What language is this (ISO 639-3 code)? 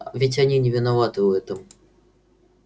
rus